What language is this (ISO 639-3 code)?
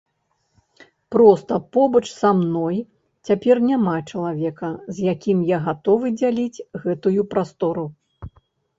bel